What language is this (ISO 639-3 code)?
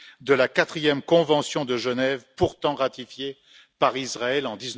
fra